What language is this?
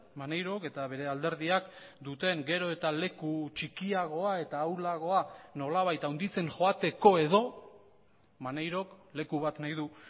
Basque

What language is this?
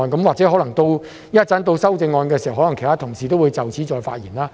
Cantonese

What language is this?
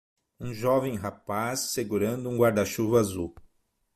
Portuguese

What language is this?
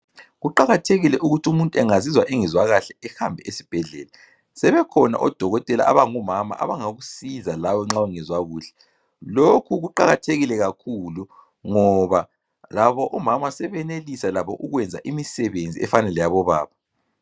North Ndebele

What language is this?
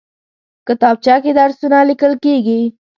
Pashto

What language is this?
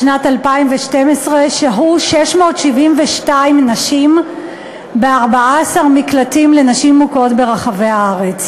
Hebrew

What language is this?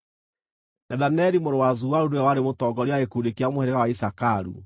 Kikuyu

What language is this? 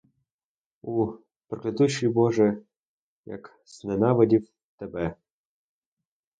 Ukrainian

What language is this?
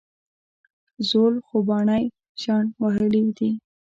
Pashto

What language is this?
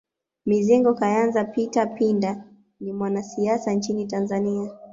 Swahili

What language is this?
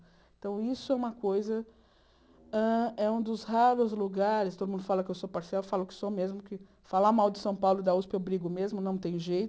Portuguese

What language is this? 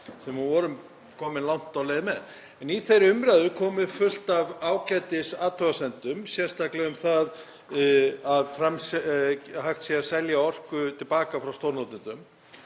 Icelandic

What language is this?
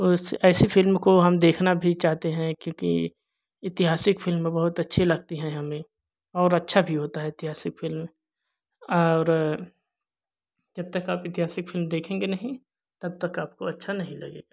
Hindi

